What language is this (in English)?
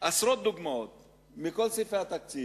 Hebrew